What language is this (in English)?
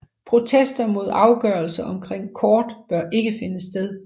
Danish